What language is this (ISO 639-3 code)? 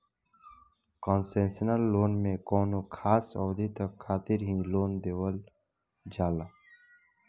bho